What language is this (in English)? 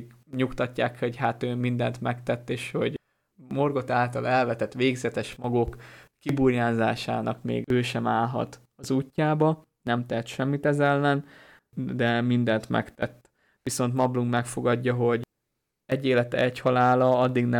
Hungarian